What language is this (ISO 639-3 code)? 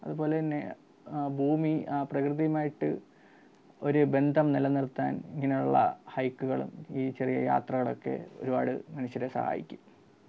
mal